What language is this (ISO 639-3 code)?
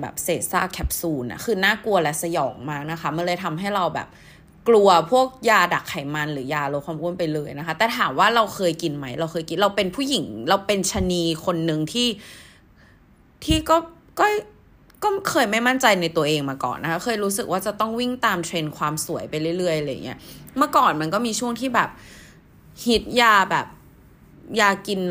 tha